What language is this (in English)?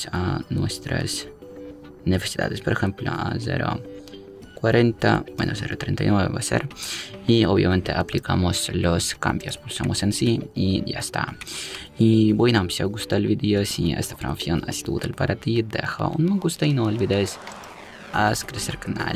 Spanish